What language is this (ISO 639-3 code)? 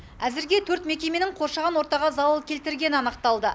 kaz